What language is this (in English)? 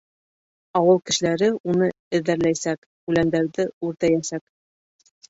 Bashkir